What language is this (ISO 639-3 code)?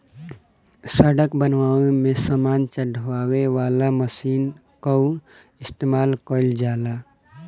bho